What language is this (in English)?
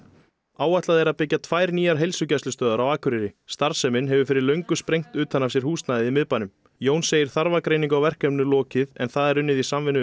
Icelandic